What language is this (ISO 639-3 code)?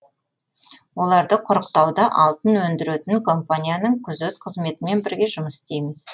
kaz